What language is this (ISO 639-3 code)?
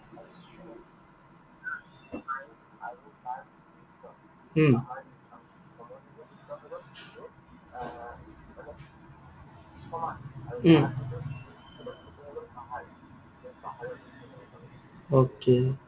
asm